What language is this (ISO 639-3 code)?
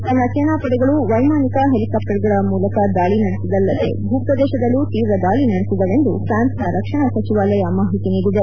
kan